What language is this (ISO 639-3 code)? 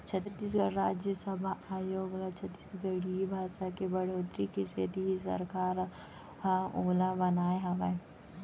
hne